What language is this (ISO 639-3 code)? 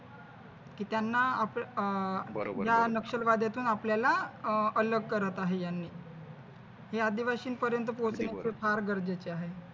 mar